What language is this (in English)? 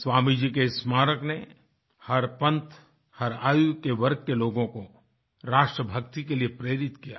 Hindi